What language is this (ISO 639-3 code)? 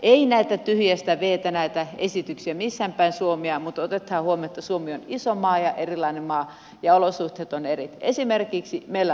fin